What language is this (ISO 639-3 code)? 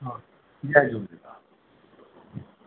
snd